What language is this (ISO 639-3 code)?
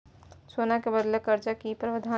mai